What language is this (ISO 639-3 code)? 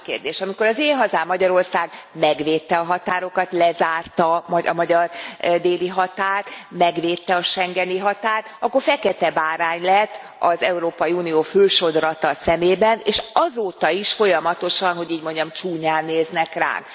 hun